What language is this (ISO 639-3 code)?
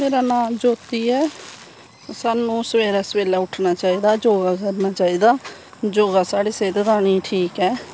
doi